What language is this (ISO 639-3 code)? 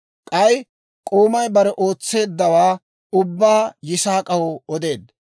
dwr